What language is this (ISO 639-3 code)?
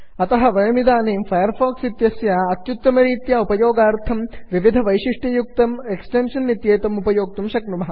san